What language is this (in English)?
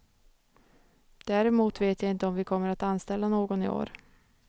Swedish